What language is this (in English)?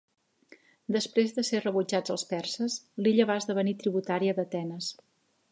Catalan